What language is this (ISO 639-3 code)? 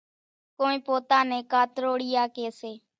gjk